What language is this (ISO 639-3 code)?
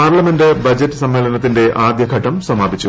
mal